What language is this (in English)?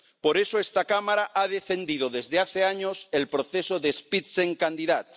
Spanish